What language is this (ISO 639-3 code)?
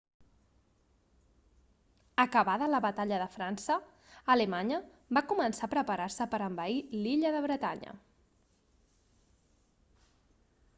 cat